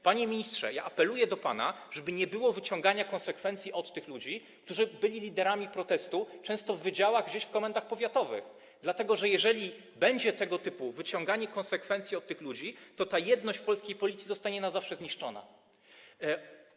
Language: Polish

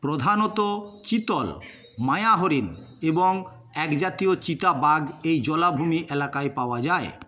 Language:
Bangla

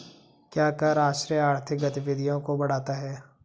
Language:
Hindi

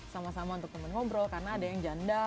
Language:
Indonesian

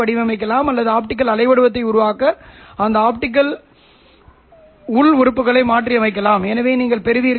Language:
Tamil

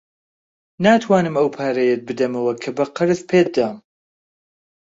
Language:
Central Kurdish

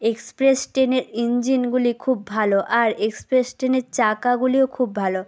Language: Bangla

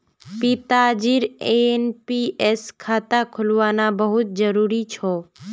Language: Magahi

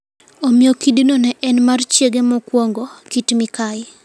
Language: Luo (Kenya and Tanzania)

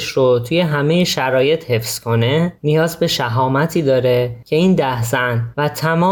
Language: Persian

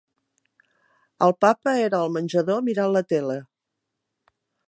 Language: Catalan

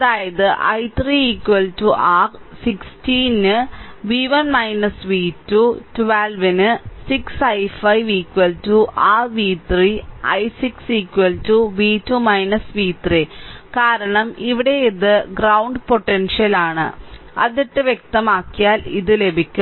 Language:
Malayalam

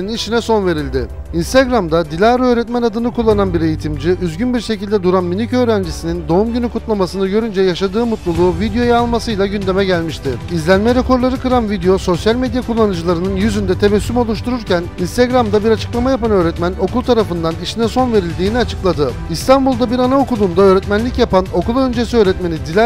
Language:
Turkish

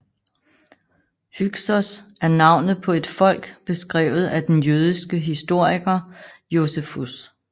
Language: Danish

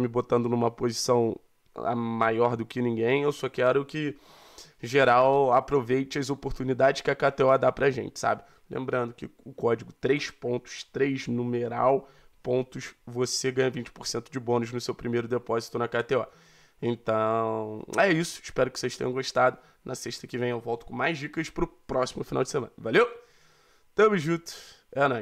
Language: Portuguese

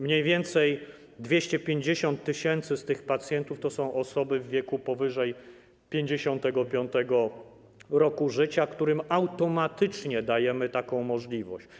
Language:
Polish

